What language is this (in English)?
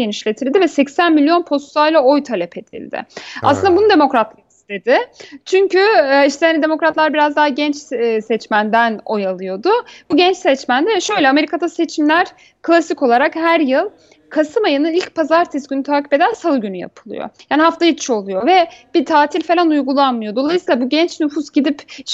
Turkish